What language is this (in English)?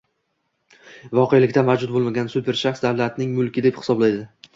Uzbek